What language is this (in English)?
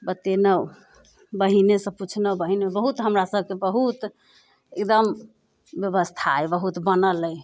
Maithili